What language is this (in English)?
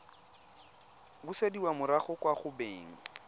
Tswana